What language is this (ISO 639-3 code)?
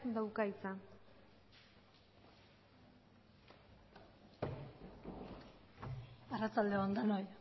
eus